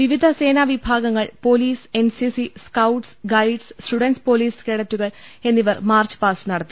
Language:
Malayalam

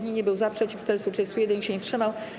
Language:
Polish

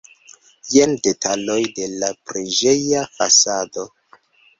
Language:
Esperanto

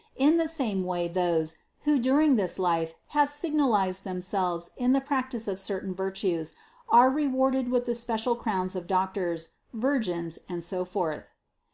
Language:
English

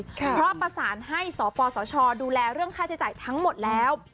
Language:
Thai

